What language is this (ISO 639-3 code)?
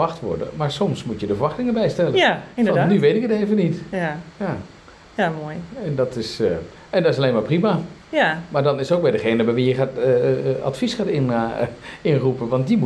nld